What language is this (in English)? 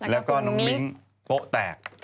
Thai